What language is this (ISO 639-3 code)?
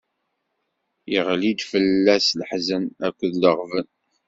kab